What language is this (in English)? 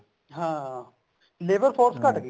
Punjabi